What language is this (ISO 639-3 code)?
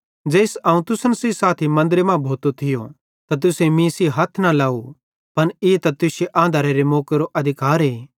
bhd